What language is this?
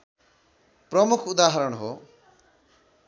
Nepali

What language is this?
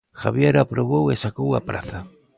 Galician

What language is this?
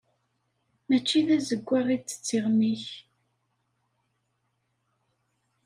Kabyle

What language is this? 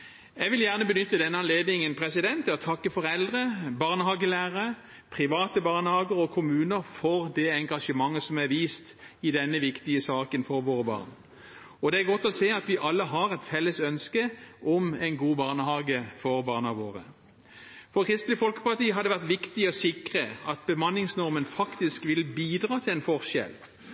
Norwegian Bokmål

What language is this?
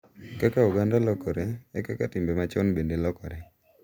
Luo (Kenya and Tanzania)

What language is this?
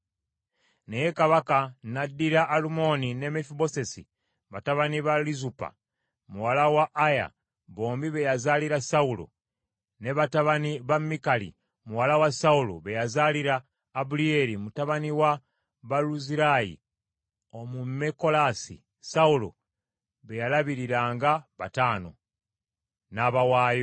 Ganda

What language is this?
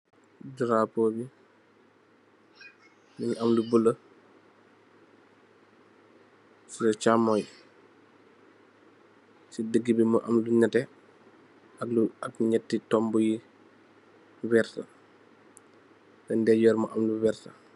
Wolof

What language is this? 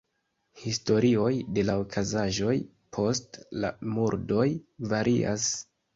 Esperanto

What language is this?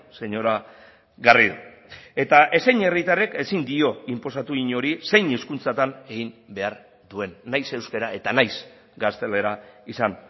Basque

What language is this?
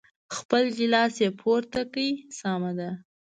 Pashto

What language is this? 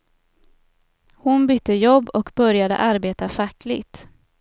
Swedish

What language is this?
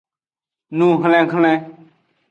Aja (Benin)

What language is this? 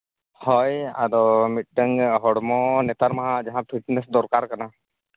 Santali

